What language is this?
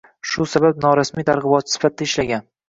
Uzbek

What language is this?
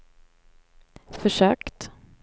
Swedish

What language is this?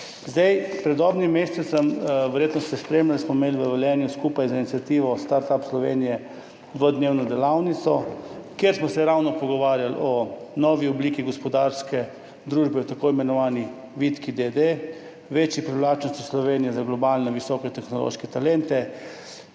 Slovenian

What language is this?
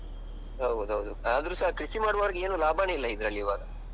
Kannada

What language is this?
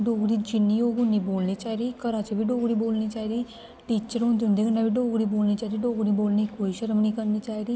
Dogri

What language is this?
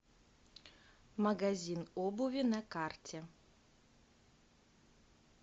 Russian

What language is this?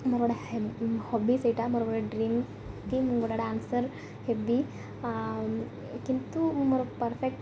Odia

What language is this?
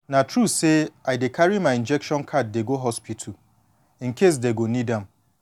Nigerian Pidgin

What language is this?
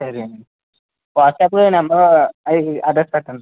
Telugu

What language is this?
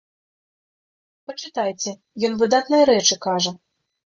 Belarusian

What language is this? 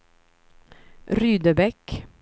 Swedish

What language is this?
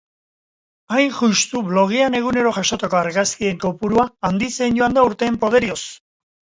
Basque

